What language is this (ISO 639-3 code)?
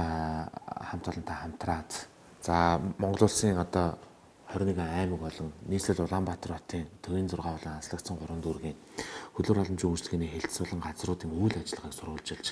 kor